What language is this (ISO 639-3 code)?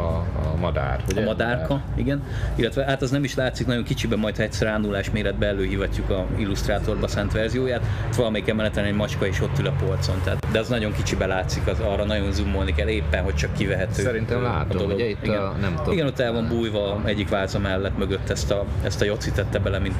hun